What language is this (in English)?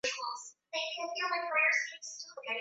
Swahili